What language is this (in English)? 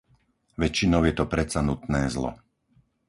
Slovak